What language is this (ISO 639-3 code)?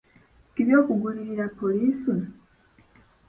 lug